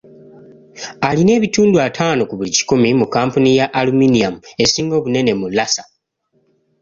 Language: Ganda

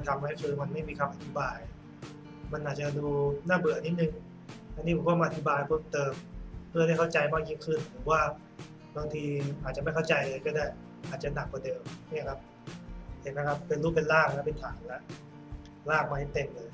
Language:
Thai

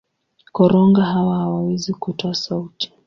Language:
Swahili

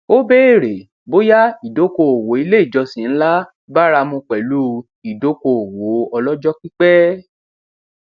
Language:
Yoruba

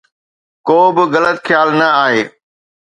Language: Sindhi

